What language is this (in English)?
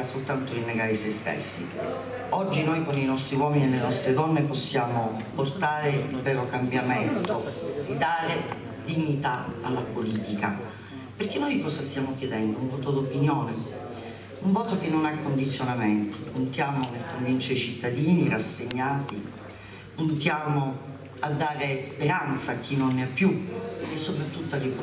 Italian